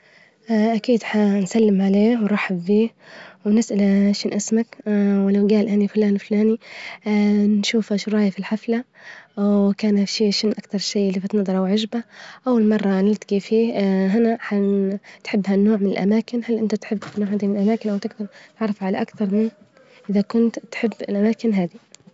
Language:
Libyan Arabic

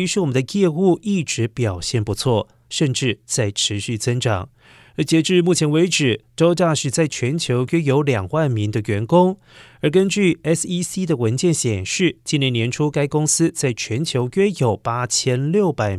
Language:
Chinese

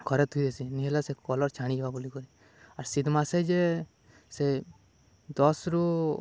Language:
Odia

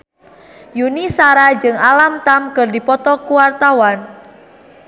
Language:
Sundanese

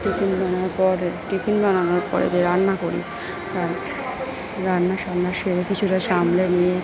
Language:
Bangla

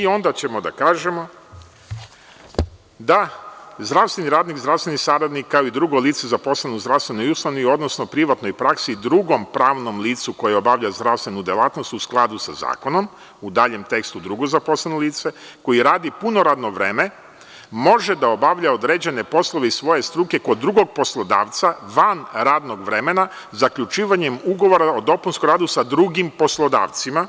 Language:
Serbian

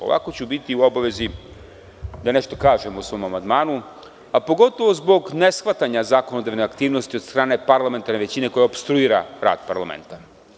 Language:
Serbian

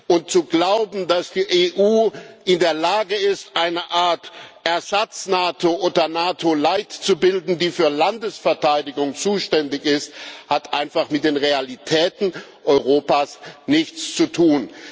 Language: German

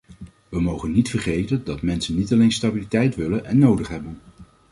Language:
Dutch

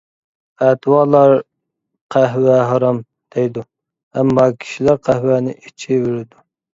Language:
Uyghur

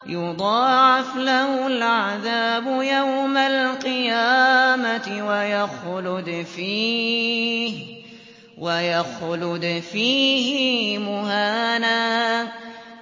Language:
Arabic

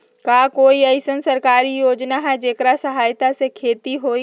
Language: Magahi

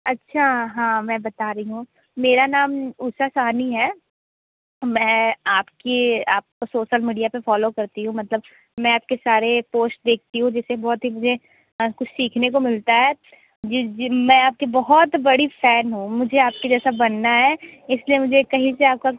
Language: Hindi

